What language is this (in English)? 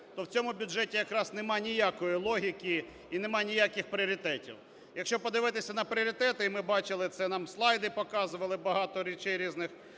Ukrainian